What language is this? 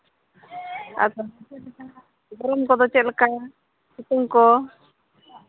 Santali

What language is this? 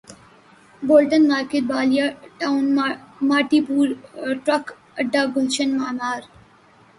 Urdu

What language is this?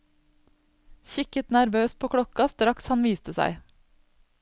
Norwegian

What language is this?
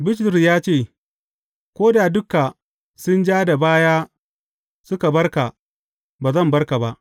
Hausa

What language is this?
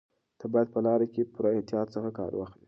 Pashto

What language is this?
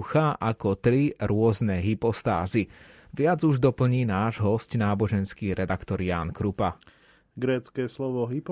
Slovak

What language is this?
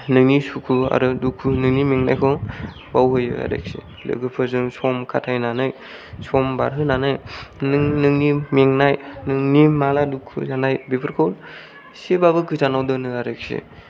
Bodo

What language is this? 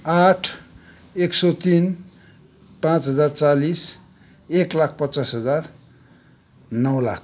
Nepali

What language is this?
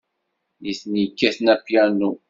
Kabyle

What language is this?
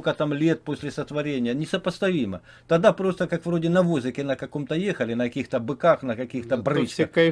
Russian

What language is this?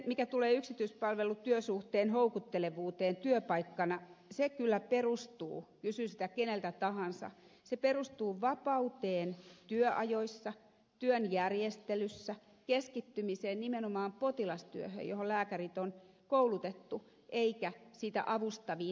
Finnish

